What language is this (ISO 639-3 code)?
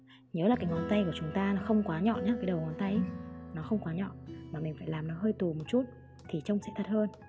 vie